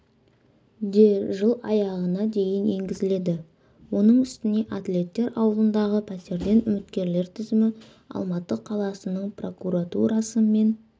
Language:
Kazakh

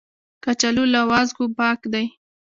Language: Pashto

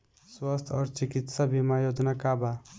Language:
Bhojpuri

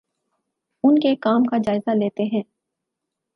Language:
Urdu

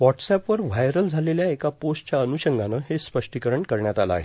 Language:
Marathi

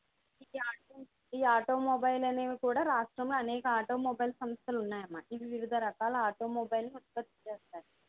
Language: Telugu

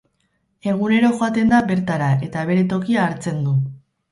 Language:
Basque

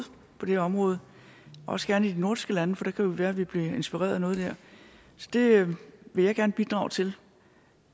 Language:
Danish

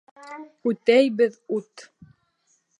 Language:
Bashkir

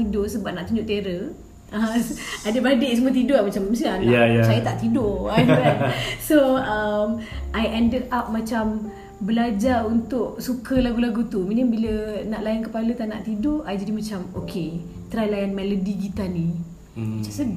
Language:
Malay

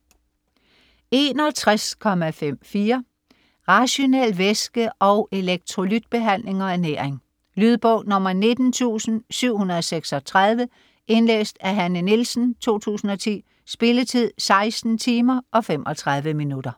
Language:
Danish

